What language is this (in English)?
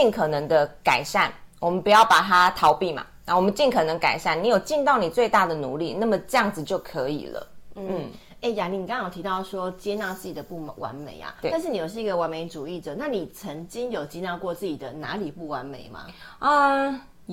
Chinese